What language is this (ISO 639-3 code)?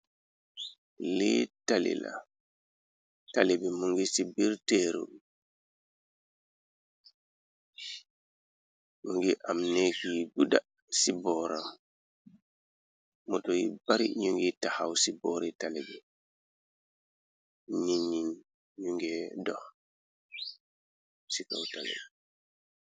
wol